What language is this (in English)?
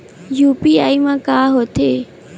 Chhattisgarhi